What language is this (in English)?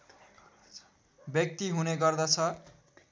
Nepali